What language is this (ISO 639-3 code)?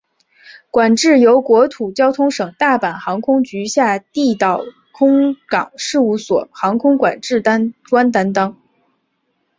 zho